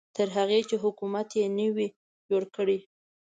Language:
Pashto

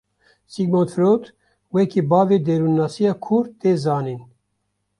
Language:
Kurdish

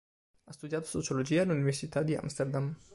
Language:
Italian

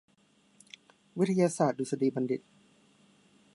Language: Thai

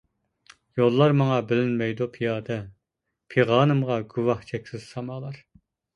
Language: Uyghur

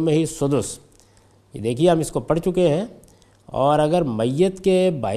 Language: Urdu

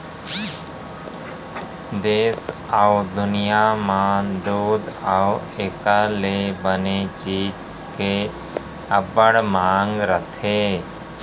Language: Chhattisgarhi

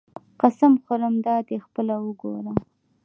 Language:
Pashto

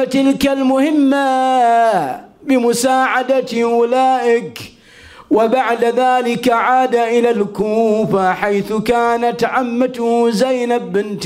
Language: Arabic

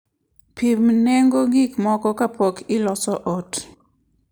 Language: Luo (Kenya and Tanzania)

